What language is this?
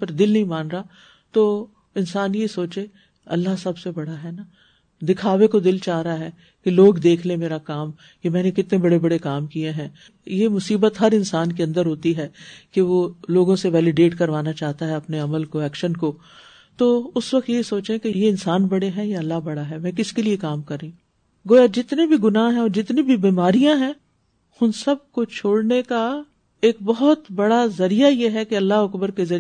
Urdu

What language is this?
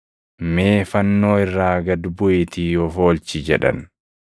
Oromo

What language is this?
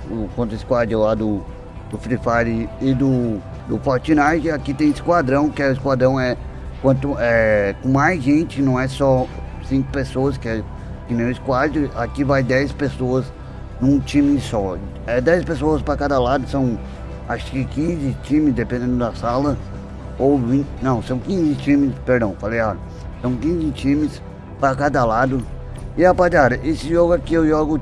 Portuguese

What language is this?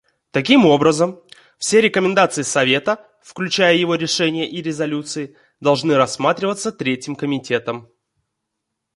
Russian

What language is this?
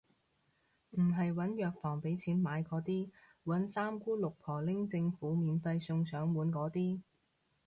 Cantonese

